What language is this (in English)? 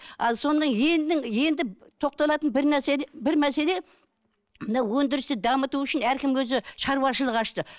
Kazakh